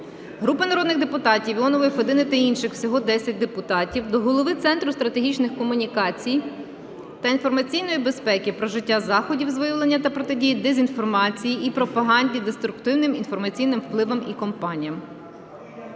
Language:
Ukrainian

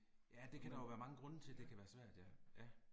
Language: Danish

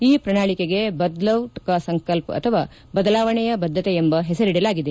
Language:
Kannada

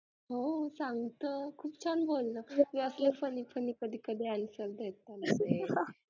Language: Marathi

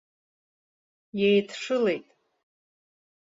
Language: Abkhazian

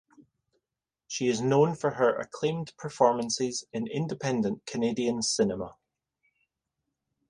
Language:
English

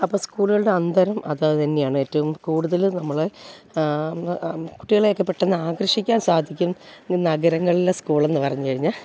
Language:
Malayalam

